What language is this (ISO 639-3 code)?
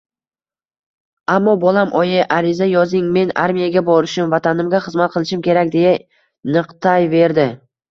uzb